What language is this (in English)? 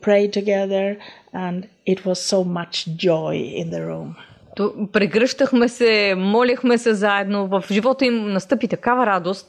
Bulgarian